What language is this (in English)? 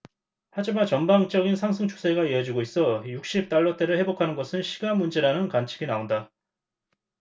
Korean